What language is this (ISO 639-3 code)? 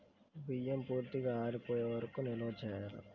tel